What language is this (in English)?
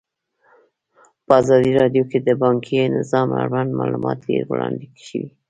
Pashto